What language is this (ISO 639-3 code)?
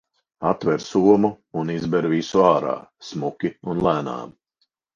lav